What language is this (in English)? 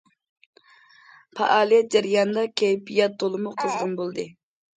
Uyghur